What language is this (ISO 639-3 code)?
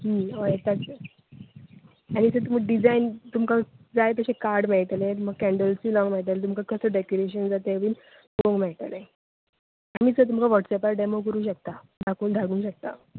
kok